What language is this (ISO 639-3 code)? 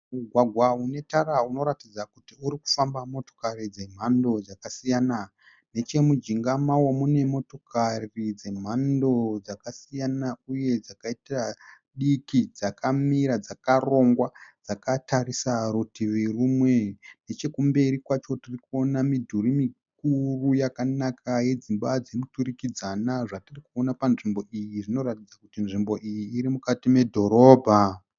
sna